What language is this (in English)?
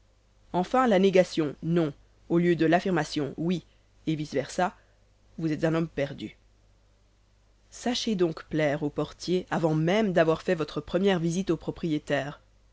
French